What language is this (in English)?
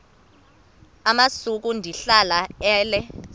Xhosa